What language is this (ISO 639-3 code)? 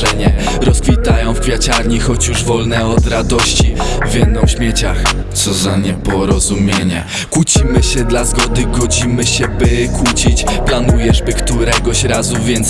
pol